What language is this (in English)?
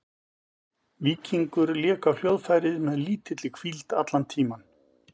Icelandic